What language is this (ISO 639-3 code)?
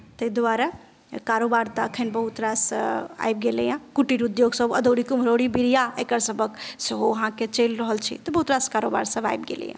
mai